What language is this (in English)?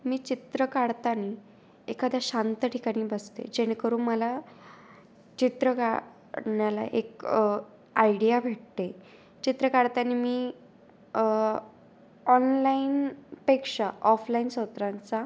Marathi